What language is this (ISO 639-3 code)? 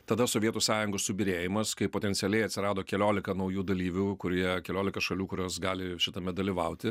lit